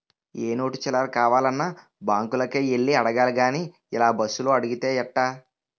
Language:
Telugu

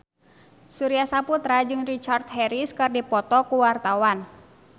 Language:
Sundanese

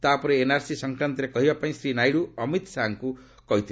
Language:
Odia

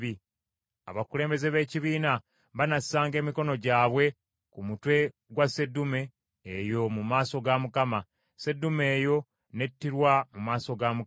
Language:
Ganda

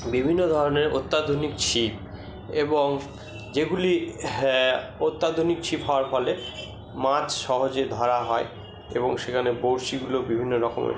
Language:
Bangla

